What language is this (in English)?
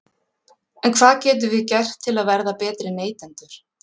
Icelandic